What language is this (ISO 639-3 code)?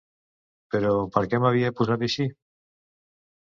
cat